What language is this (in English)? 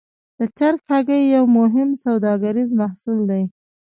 Pashto